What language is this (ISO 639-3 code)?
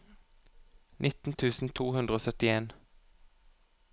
nor